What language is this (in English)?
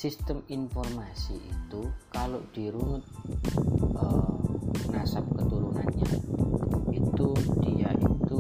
Indonesian